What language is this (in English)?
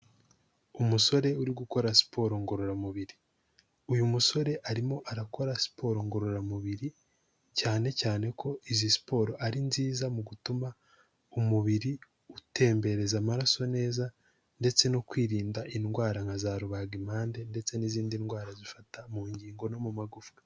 Kinyarwanda